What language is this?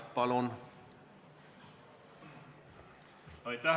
Estonian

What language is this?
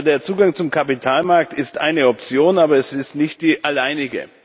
German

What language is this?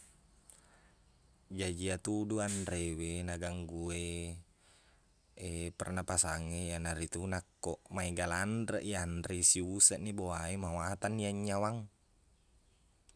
Buginese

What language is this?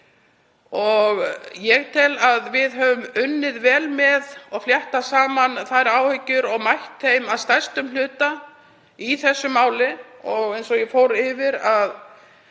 Icelandic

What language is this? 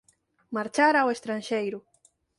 Galician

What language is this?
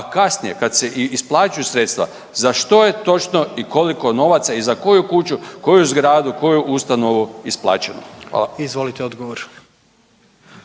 Croatian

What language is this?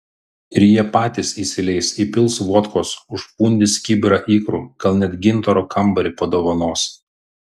Lithuanian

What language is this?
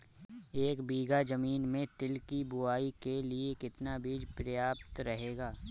Hindi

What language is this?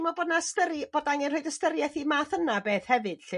Welsh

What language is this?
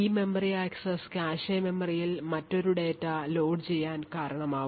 Malayalam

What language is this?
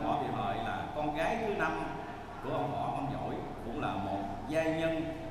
Vietnamese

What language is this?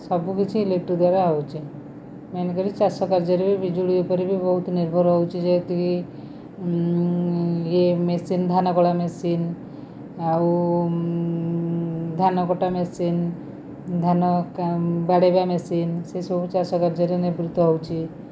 Odia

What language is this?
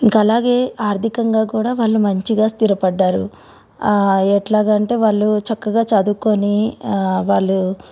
Telugu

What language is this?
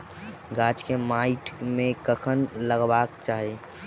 Maithili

